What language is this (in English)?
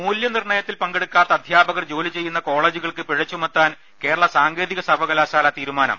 Malayalam